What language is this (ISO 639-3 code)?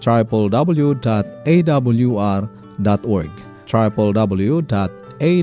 fil